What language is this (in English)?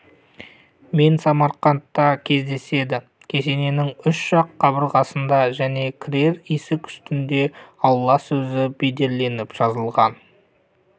Kazakh